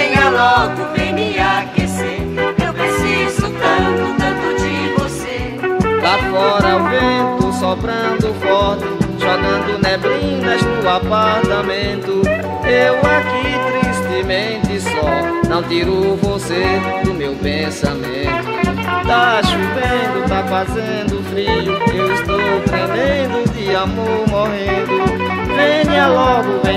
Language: Portuguese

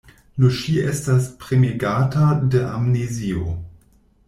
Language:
Esperanto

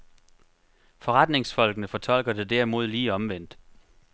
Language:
Danish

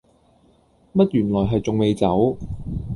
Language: Cantonese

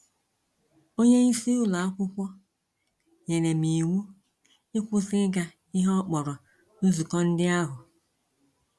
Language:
Igbo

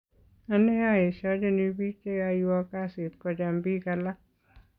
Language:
Kalenjin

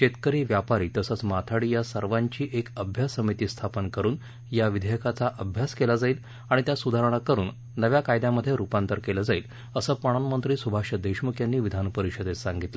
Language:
Marathi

